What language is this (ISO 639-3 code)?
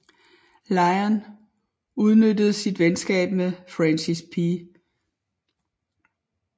dan